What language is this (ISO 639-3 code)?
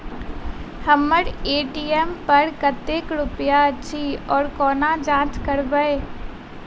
mai